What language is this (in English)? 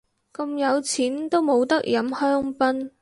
Cantonese